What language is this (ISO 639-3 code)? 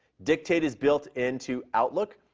eng